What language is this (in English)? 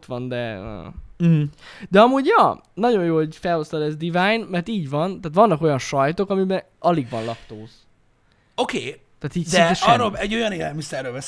Hungarian